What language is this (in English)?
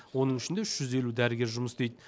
Kazakh